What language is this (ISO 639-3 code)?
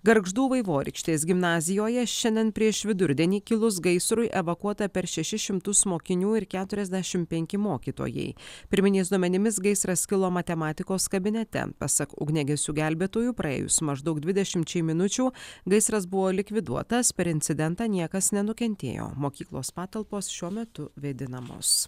lit